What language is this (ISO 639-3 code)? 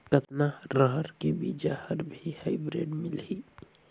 hne